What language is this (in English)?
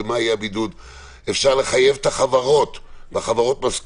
Hebrew